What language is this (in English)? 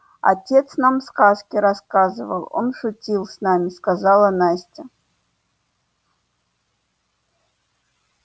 Russian